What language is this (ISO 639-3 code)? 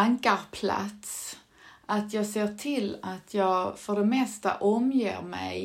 swe